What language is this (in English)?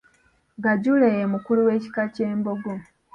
Ganda